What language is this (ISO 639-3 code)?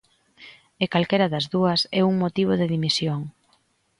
glg